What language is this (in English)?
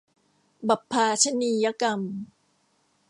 Thai